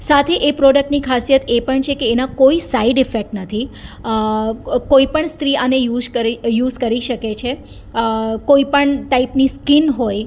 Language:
Gujarati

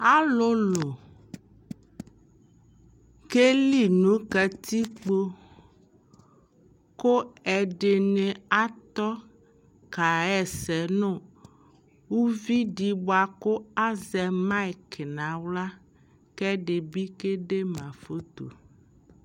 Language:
Ikposo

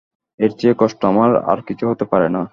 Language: Bangla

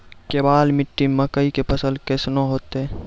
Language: Maithili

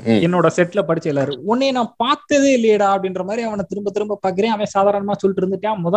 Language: Tamil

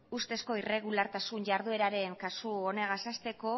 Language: Basque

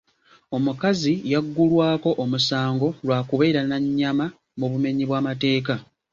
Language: Ganda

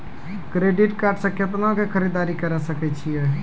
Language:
Maithili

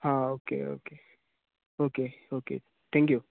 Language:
Konkani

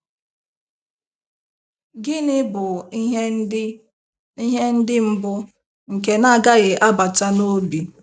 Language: Igbo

